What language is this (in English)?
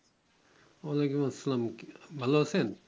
Bangla